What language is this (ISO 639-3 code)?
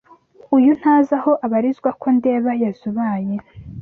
kin